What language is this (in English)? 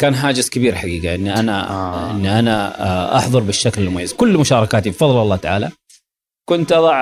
Arabic